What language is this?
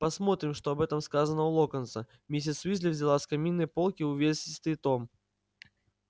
Russian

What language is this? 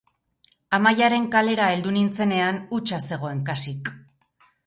Basque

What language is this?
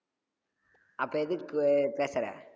Tamil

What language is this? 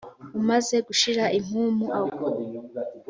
Kinyarwanda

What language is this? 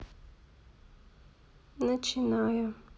Russian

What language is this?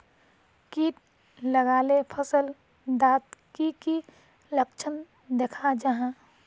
Magahi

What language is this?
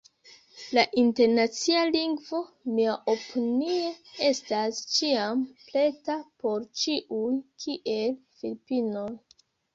Esperanto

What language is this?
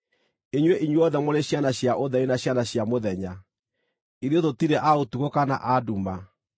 Kikuyu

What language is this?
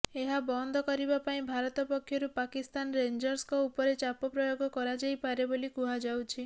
Odia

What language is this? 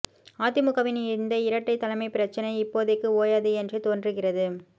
Tamil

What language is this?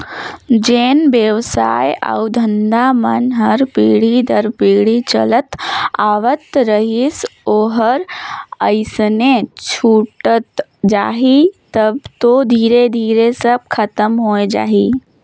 Chhattisgarhi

